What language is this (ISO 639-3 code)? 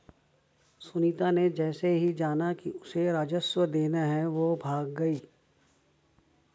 hin